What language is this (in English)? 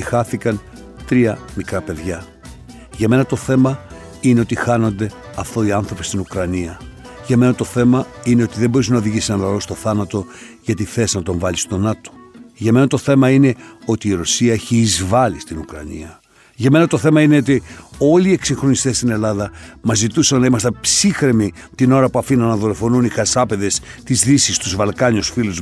Greek